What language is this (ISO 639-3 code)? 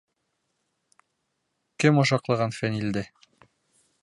bak